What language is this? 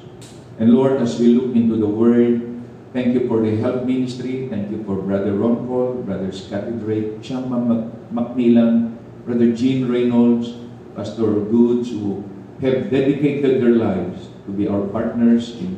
Filipino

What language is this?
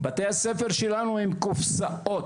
Hebrew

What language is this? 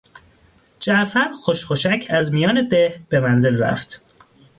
Persian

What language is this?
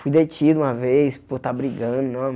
Portuguese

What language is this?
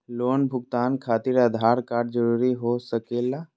Magahi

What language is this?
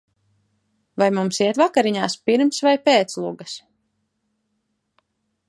Latvian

